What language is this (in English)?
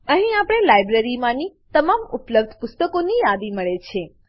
Gujarati